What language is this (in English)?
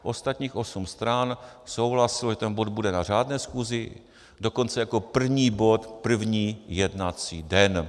Czech